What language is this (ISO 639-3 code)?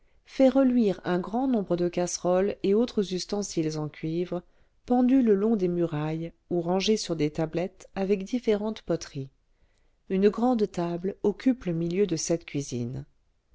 fra